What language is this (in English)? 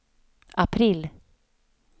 Swedish